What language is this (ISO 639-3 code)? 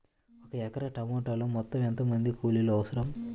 tel